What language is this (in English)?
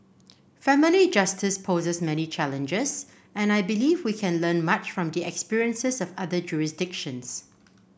English